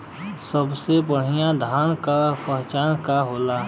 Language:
Bhojpuri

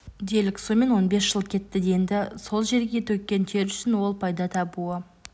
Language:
Kazakh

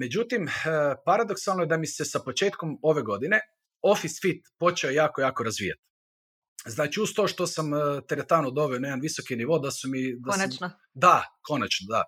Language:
Croatian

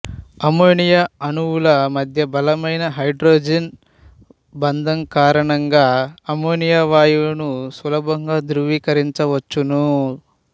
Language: Telugu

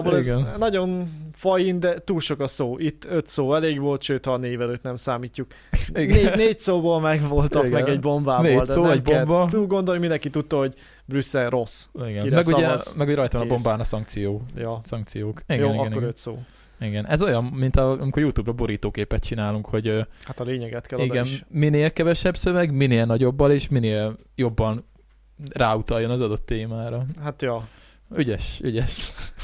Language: Hungarian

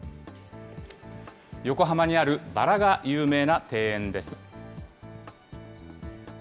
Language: Japanese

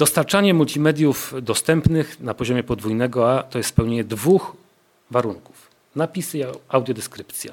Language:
Polish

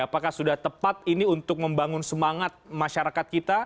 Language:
Indonesian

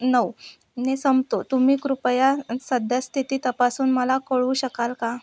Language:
Marathi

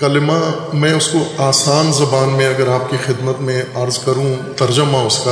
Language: Urdu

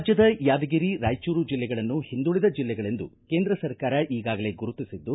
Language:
Kannada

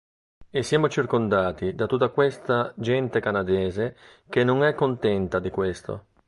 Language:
Italian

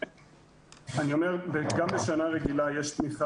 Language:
Hebrew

